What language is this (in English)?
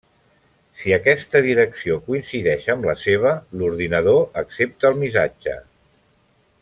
Catalan